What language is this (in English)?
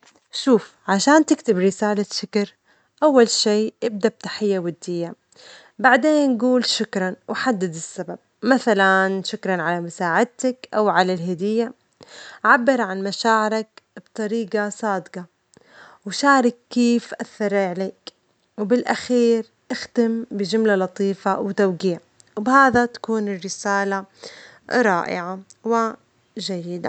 Omani Arabic